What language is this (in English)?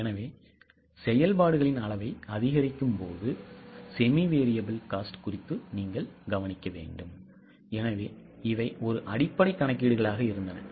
Tamil